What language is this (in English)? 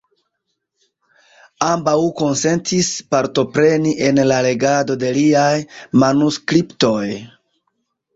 Esperanto